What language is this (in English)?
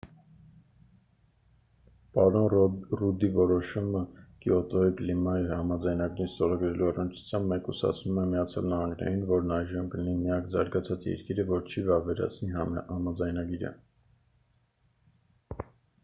Armenian